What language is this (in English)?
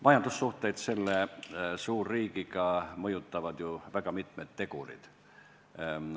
Estonian